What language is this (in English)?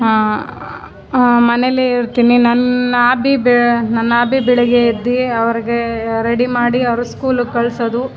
Kannada